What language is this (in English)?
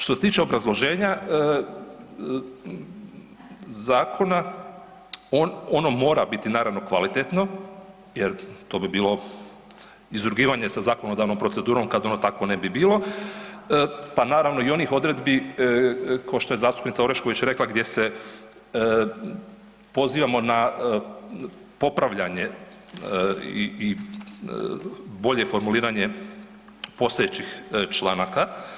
Croatian